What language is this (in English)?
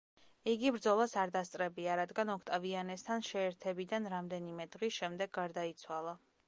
Georgian